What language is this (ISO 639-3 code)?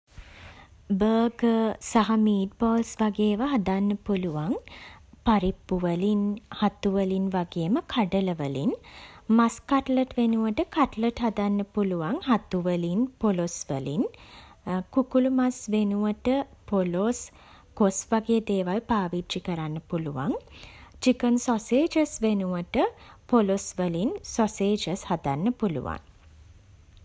sin